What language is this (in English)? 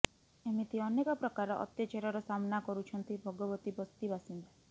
Odia